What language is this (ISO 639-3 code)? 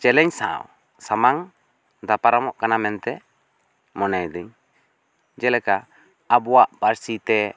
sat